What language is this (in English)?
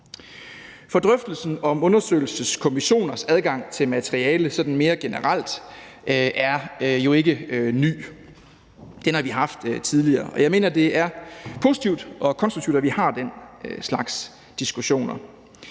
Danish